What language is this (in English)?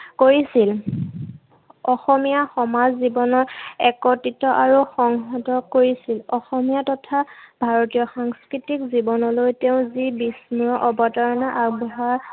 Assamese